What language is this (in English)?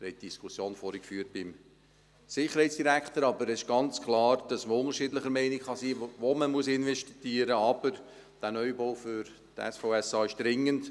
Swiss German